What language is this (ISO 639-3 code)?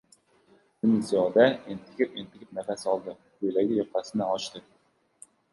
uzb